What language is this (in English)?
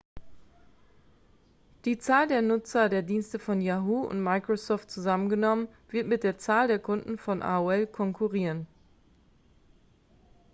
German